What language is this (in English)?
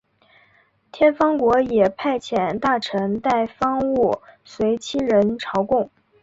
Chinese